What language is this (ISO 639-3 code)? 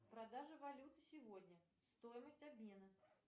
rus